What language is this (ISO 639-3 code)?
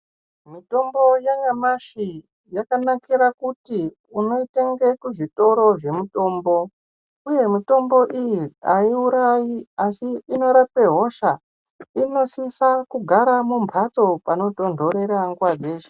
ndc